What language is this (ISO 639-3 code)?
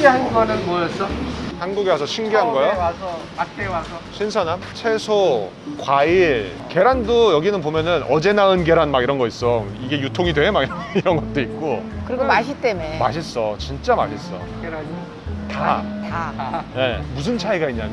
kor